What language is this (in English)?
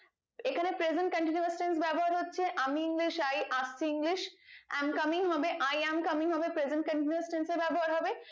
Bangla